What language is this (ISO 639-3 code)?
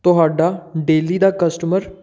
pan